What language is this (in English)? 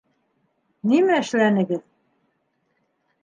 Bashkir